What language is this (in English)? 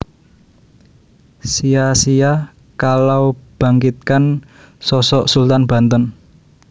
Javanese